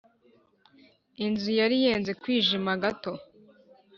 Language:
Kinyarwanda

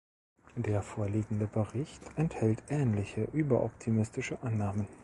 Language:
German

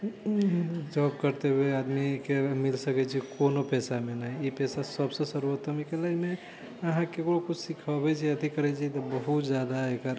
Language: Maithili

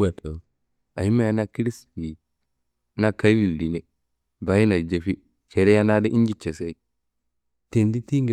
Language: Kanembu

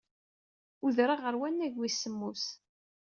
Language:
Kabyle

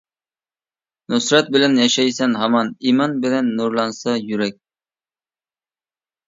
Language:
Uyghur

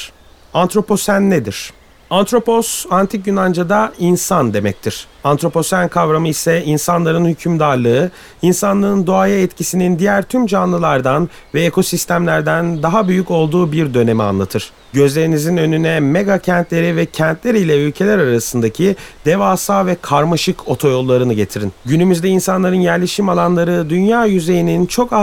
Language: Turkish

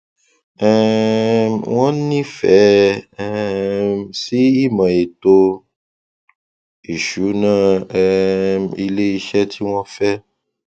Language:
Yoruba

